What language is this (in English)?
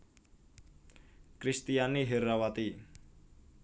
Javanese